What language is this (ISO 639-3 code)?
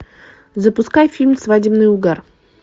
rus